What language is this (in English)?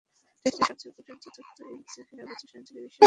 Bangla